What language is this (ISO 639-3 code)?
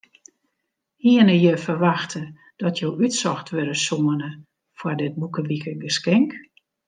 fry